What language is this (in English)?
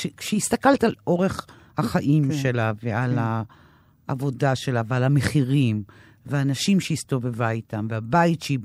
Hebrew